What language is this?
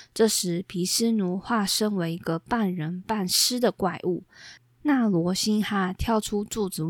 Chinese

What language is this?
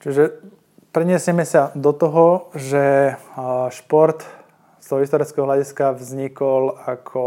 Slovak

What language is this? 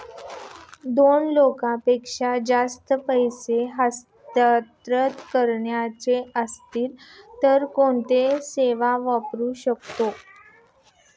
Marathi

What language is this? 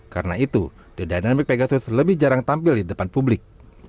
Indonesian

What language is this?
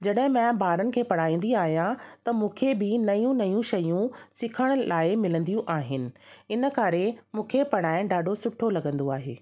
Sindhi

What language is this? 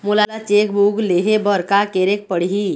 Chhattisgarhi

